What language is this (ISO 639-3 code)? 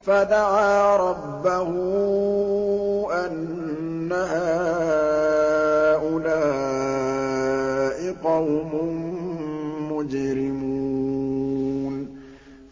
ara